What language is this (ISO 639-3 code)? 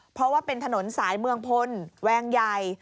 tha